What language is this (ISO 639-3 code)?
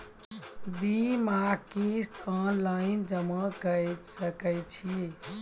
mai